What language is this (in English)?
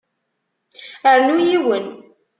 Kabyle